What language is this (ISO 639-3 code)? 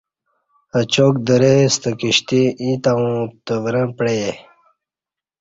bsh